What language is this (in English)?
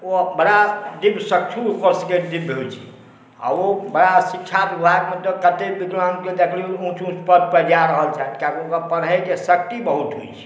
Maithili